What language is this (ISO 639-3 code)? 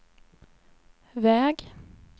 swe